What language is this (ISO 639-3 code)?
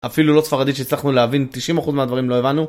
heb